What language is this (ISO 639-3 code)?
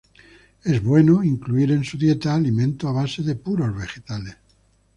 spa